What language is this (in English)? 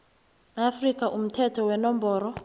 South Ndebele